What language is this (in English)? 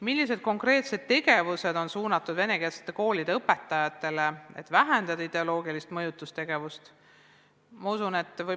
Estonian